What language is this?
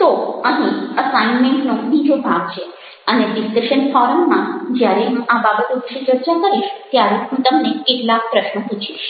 Gujarati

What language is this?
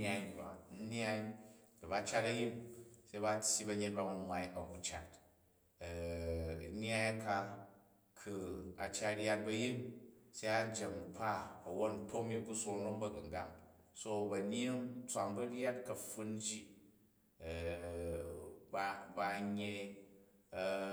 Jju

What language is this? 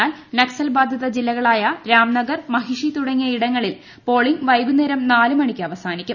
Malayalam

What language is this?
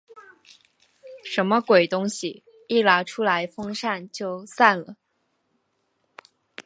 Chinese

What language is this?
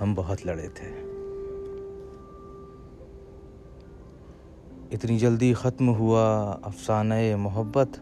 Urdu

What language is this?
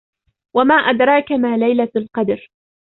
Arabic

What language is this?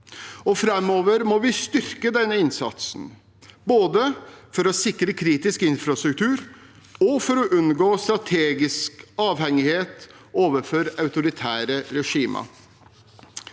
Norwegian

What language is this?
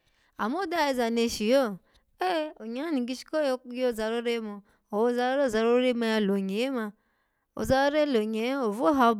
Alago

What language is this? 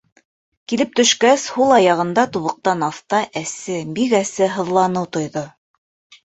Bashkir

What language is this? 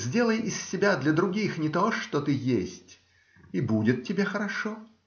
Russian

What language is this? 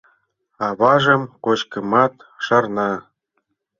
Mari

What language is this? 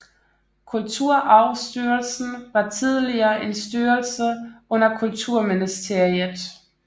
Danish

